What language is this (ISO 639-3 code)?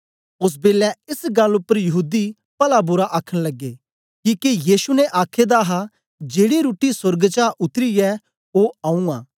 doi